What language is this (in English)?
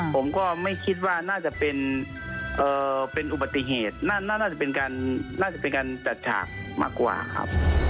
Thai